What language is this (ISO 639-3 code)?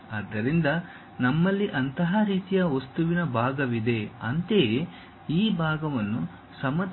kan